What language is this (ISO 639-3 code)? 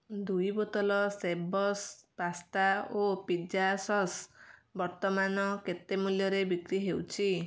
ori